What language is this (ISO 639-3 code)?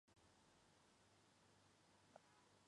zho